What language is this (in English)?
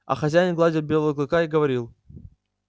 Russian